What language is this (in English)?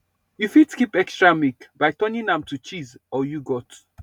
Nigerian Pidgin